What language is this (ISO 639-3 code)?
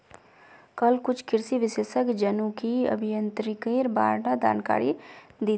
mag